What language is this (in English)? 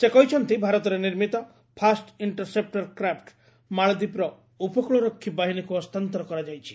Odia